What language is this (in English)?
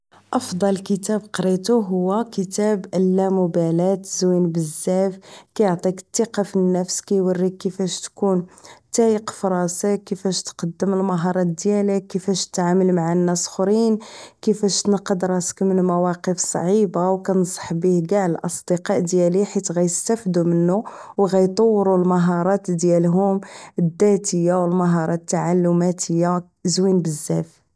Moroccan Arabic